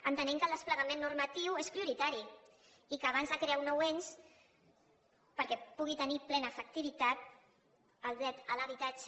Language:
Catalan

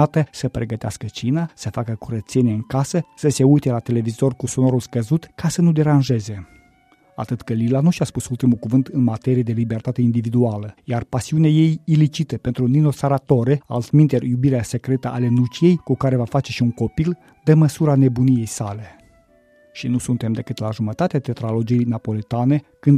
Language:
Romanian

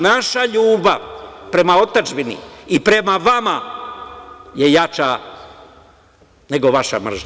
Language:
Serbian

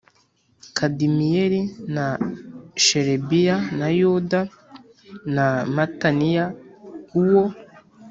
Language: Kinyarwanda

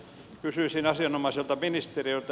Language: Finnish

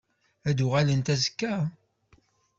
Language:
Kabyle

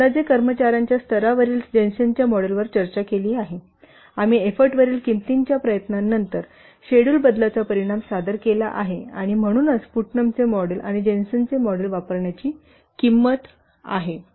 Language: Marathi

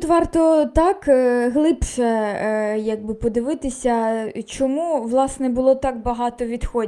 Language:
Ukrainian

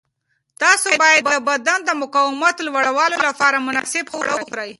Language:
Pashto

